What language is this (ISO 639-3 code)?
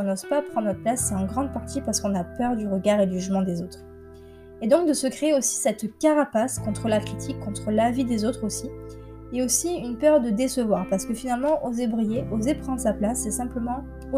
fra